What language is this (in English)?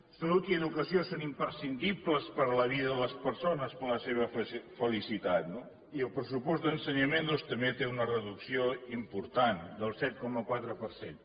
Catalan